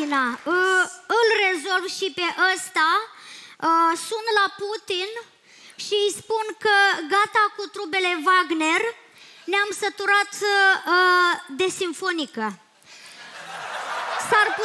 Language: Romanian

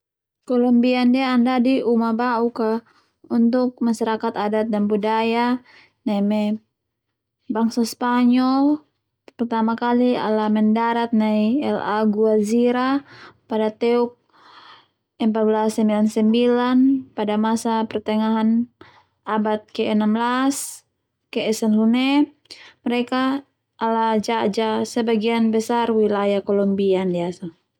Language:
Termanu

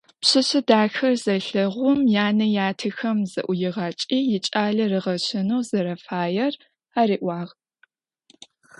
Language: Adyghe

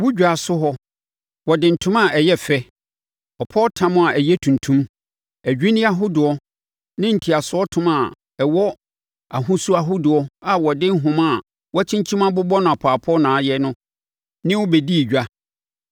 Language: Akan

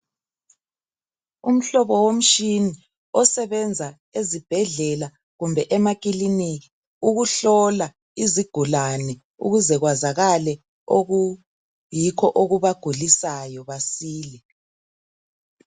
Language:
North Ndebele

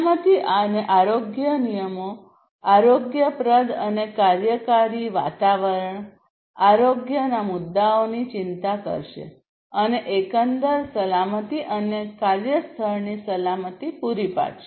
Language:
Gujarati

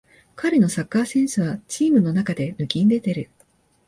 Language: Japanese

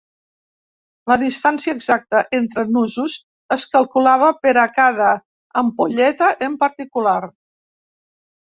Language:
Catalan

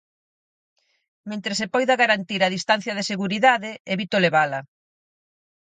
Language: Galician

